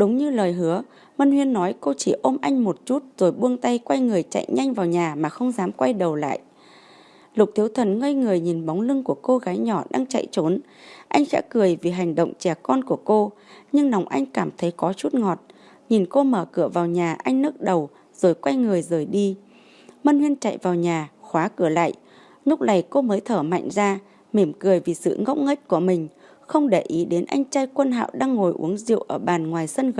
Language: Vietnamese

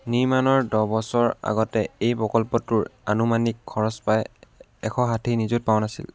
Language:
Assamese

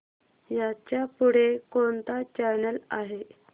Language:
Marathi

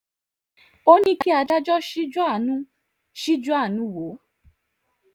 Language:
Yoruba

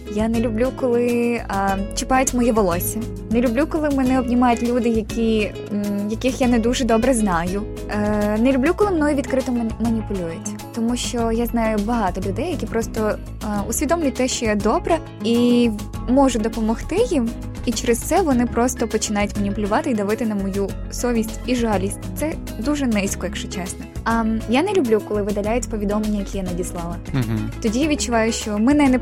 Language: Ukrainian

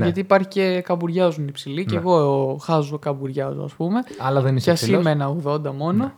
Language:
Greek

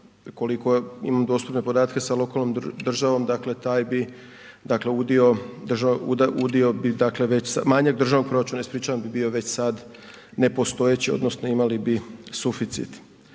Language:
Croatian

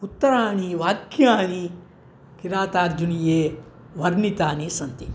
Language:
Sanskrit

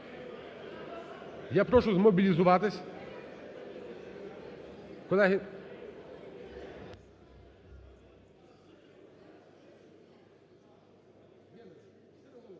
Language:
Ukrainian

